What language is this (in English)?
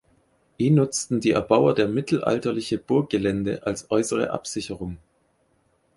German